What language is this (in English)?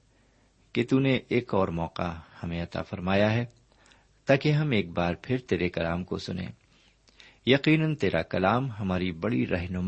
Urdu